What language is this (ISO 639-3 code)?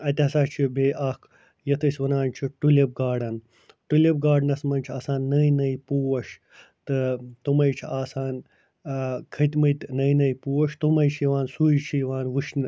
kas